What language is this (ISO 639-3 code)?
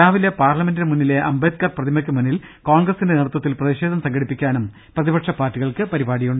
mal